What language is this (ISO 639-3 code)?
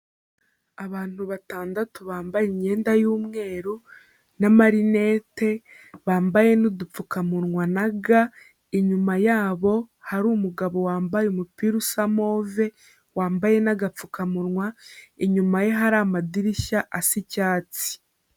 kin